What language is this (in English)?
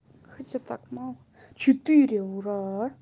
Russian